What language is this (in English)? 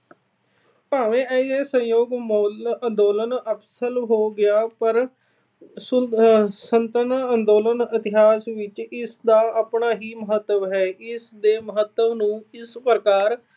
Punjabi